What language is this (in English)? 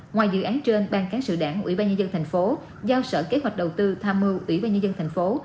Vietnamese